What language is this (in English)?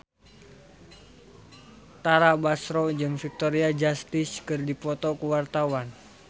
Sundanese